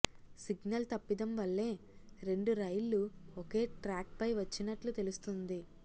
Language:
Telugu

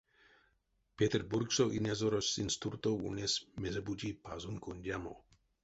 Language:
Erzya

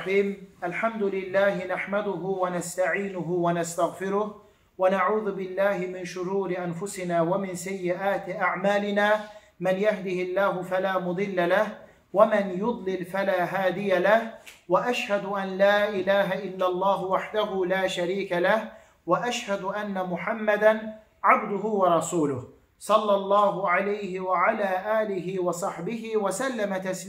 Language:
Turkish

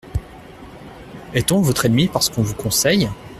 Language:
French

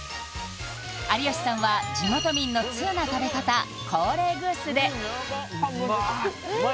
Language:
Japanese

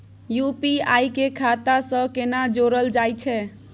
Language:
Maithili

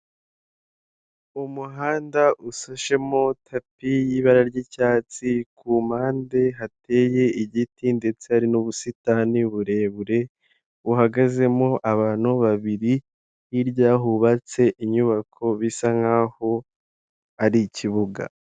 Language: Kinyarwanda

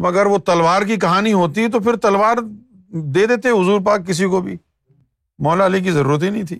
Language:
Urdu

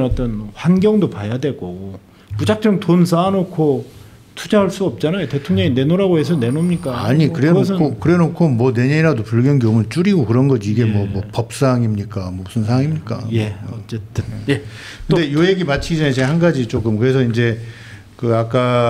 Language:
Korean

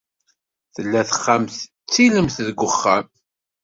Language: Kabyle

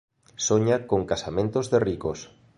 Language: Galician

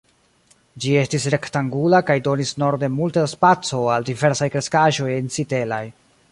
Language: Esperanto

